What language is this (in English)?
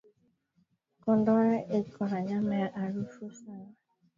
Swahili